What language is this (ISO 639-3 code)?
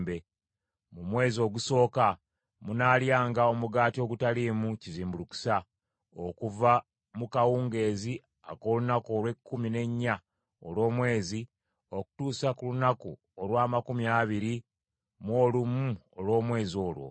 lug